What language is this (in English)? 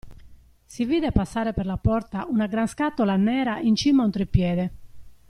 Italian